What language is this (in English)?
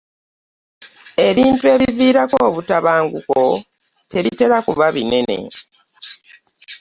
Ganda